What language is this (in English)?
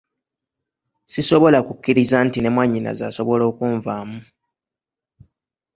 Ganda